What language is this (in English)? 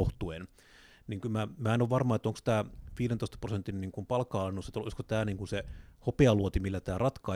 Finnish